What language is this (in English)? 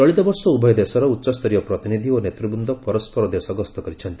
Odia